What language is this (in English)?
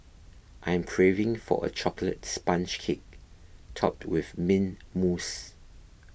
English